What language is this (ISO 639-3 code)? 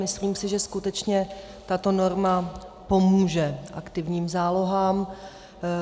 ces